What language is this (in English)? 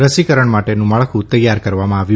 Gujarati